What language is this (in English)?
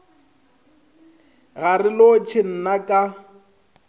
Northern Sotho